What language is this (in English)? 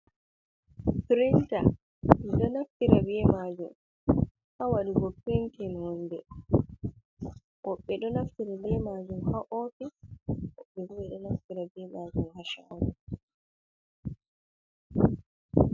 Fula